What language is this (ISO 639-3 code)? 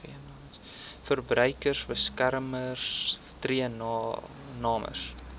afr